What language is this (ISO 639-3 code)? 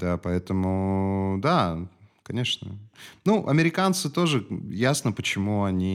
rus